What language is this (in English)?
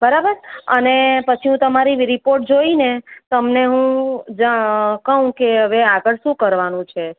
Gujarati